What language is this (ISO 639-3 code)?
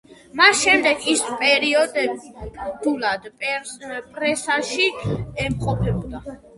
kat